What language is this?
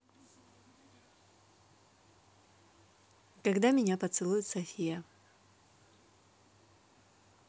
Russian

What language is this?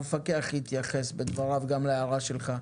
Hebrew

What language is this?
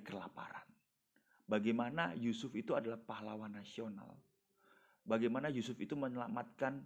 Indonesian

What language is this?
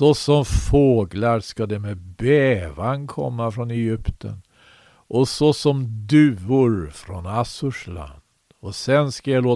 Swedish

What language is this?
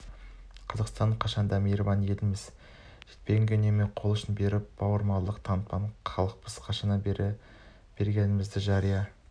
Kazakh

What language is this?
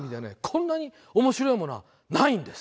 Japanese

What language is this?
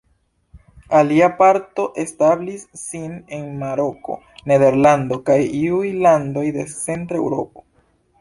Esperanto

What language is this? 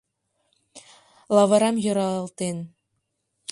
Mari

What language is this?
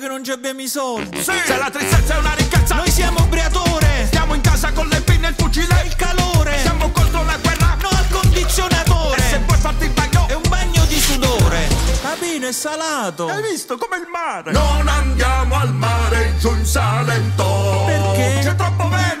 Italian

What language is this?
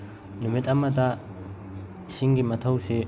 Manipuri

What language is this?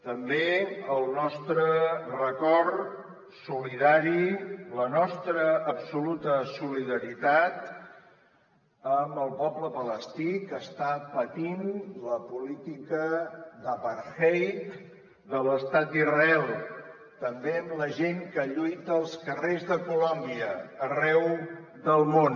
Catalan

